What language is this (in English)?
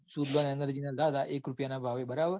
Gujarati